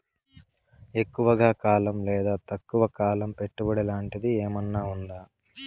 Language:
Telugu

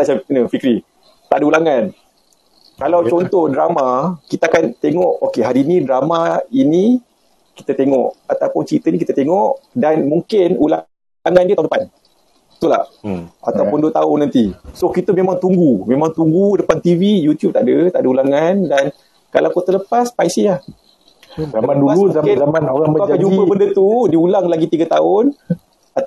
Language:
Malay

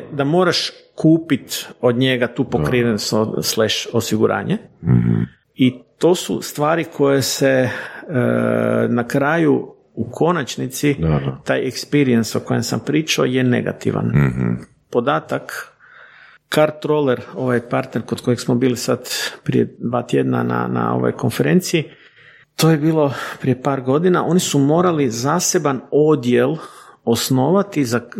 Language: Croatian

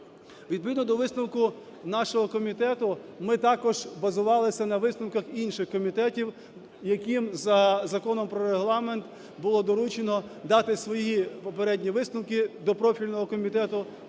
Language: Ukrainian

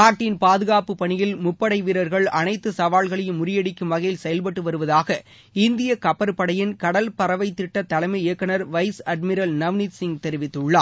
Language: Tamil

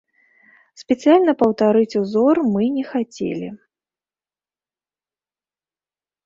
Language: Belarusian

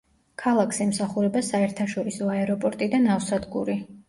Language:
Georgian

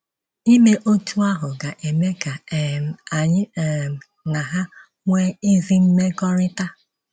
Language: Igbo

